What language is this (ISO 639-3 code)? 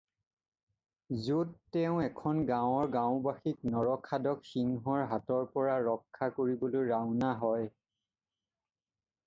asm